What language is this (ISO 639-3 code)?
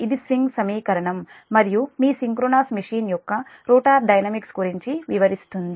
tel